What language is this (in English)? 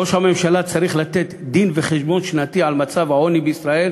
Hebrew